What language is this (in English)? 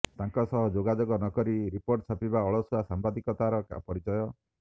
Odia